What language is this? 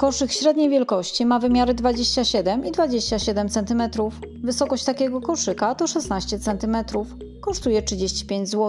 Polish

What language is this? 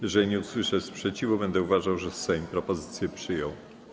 Polish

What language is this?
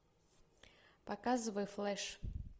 Russian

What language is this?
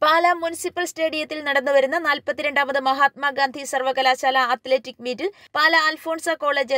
Malayalam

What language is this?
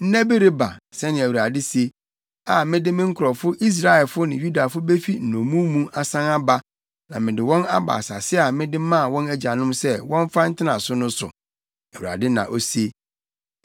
Akan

